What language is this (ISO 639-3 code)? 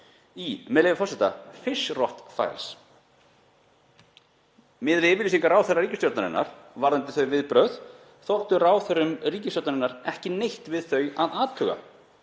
isl